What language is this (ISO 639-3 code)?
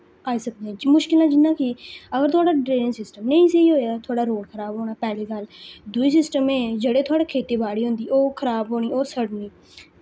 doi